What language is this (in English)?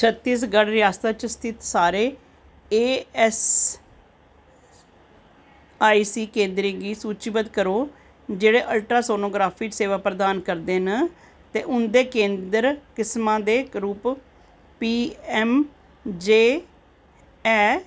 Dogri